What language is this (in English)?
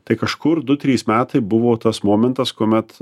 Lithuanian